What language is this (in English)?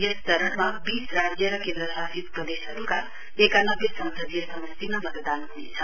Nepali